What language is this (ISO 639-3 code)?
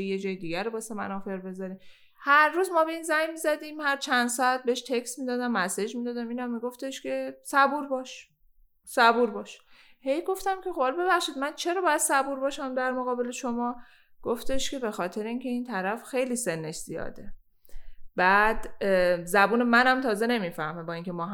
fas